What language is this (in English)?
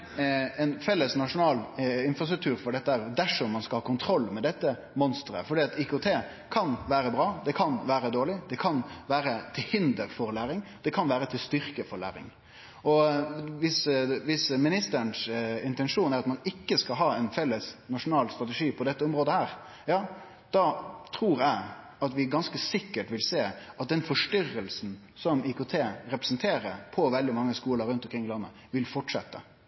Norwegian Nynorsk